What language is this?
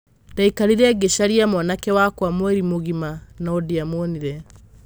Kikuyu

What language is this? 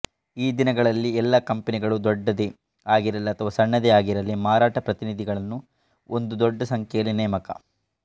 Kannada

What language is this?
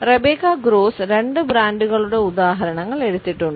Malayalam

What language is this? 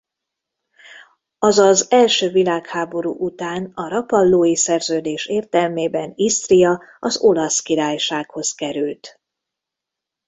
Hungarian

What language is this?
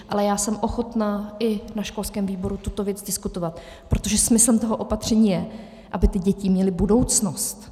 Czech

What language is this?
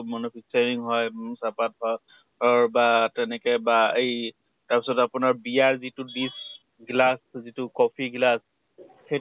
Assamese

